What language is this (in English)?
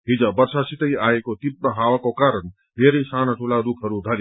Nepali